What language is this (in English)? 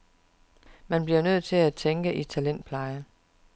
Danish